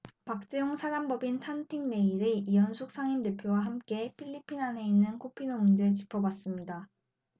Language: Korean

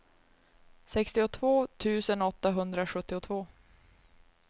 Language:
Swedish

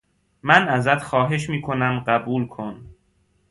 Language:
Persian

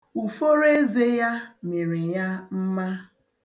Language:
Igbo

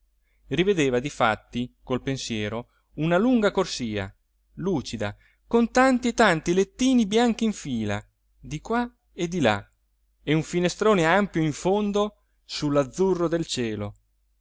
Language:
Italian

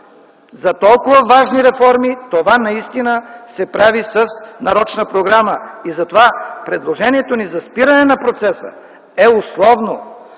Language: Bulgarian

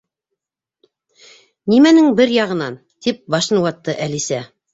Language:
Bashkir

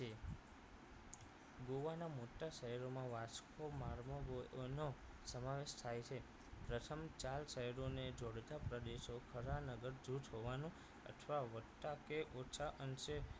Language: Gujarati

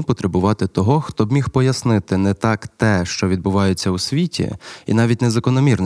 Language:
Ukrainian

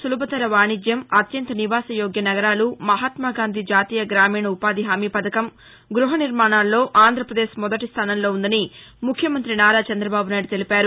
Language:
Telugu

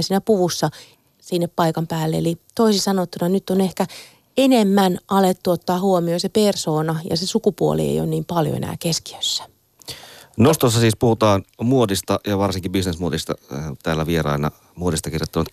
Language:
Finnish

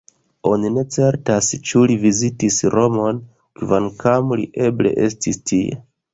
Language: Esperanto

